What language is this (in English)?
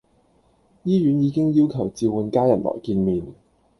Cantonese